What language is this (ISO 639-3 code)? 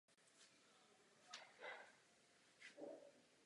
ces